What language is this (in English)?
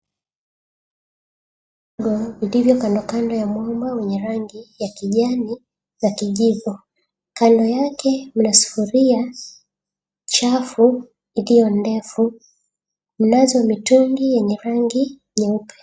Swahili